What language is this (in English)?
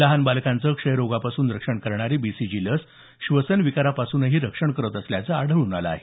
Marathi